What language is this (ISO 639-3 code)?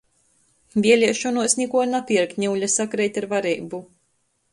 ltg